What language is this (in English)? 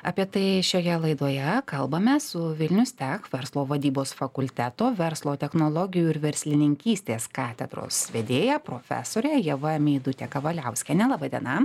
Lithuanian